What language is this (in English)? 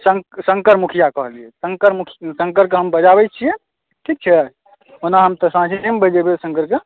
Maithili